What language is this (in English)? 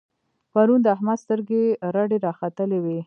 Pashto